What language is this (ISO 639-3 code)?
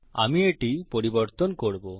ben